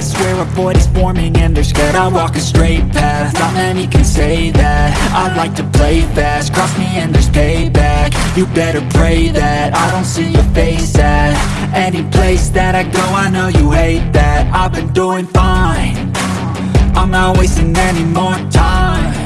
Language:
English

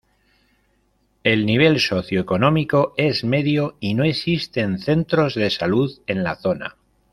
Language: Spanish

